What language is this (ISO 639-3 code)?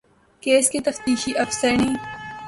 urd